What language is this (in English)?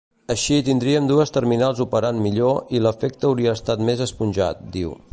Catalan